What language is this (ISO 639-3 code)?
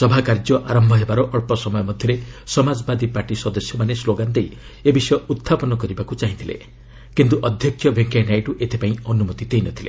ori